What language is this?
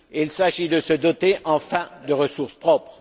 French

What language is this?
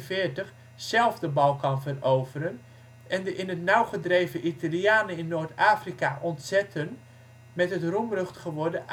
Dutch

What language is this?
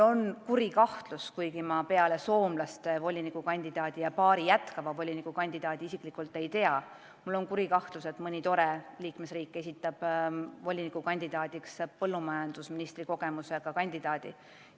Estonian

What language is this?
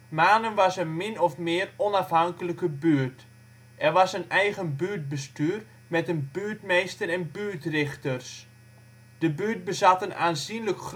Dutch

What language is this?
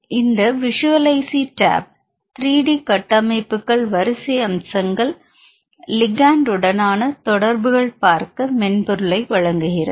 Tamil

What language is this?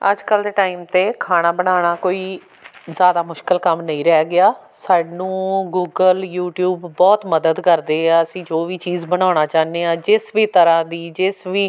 Punjabi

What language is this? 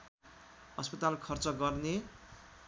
Nepali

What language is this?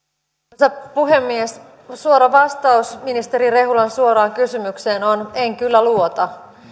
Finnish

